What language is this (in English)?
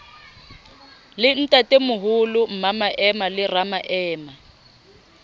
Southern Sotho